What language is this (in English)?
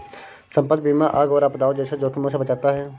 Hindi